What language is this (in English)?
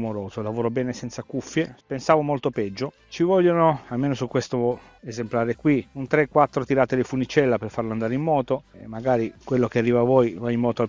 Italian